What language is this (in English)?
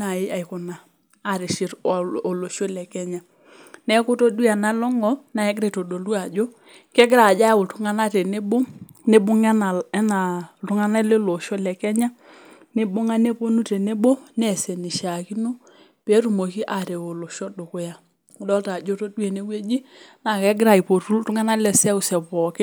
Masai